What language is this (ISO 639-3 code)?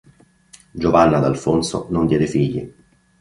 ita